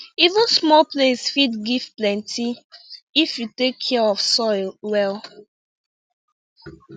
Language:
Nigerian Pidgin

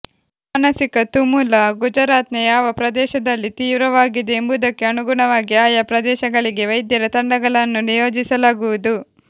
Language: Kannada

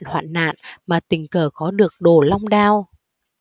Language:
Vietnamese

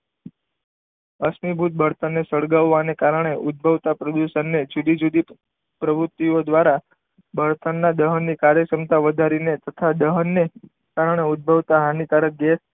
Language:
Gujarati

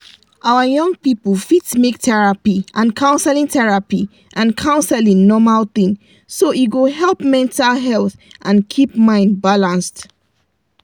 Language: Nigerian Pidgin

